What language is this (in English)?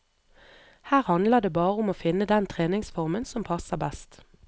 Norwegian